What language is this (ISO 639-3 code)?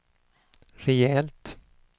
swe